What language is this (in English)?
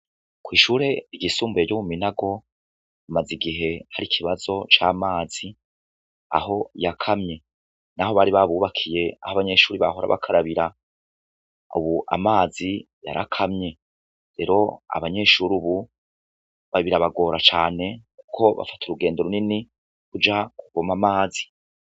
Rundi